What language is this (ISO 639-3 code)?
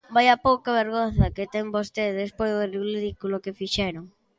glg